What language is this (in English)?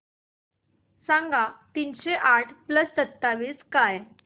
Marathi